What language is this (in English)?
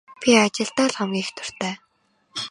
Mongolian